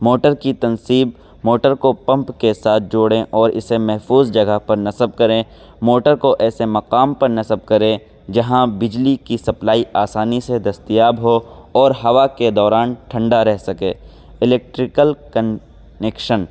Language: Urdu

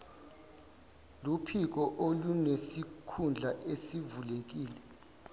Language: Zulu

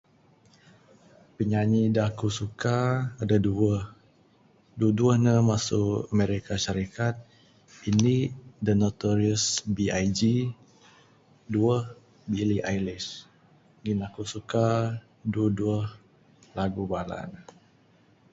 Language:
Bukar-Sadung Bidayuh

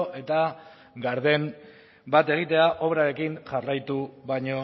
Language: Basque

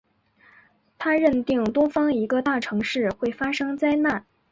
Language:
Chinese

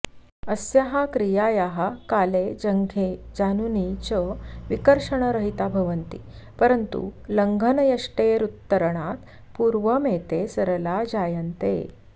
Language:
Sanskrit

